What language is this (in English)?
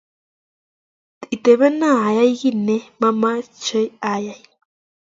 Kalenjin